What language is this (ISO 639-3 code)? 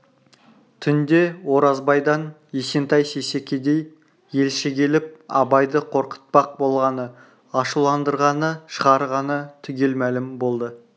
kaz